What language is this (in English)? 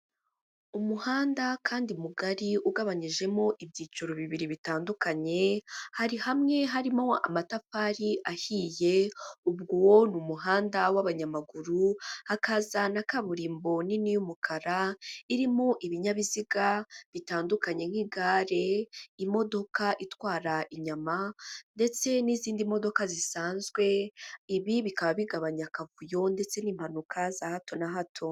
Kinyarwanda